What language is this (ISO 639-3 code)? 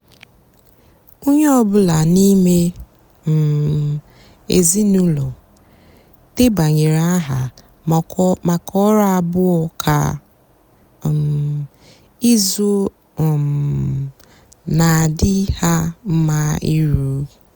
ibo